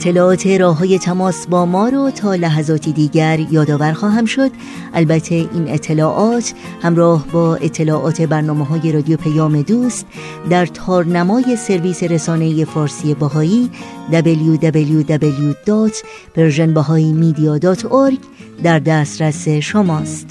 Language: Persian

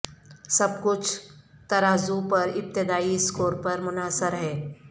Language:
Urdu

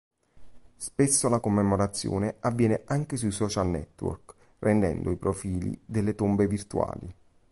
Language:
Italian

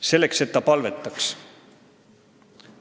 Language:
Estonian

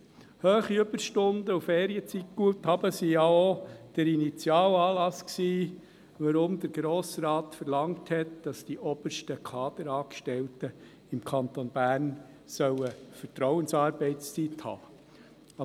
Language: Swiss German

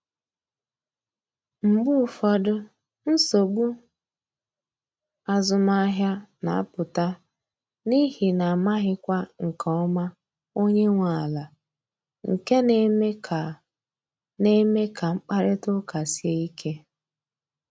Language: Igbo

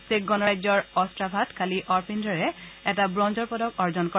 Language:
Assamese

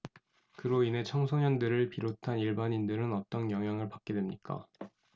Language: Korean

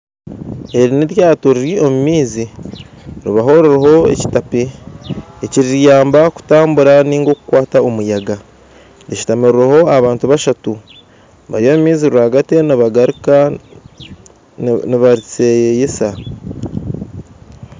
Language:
Nyankole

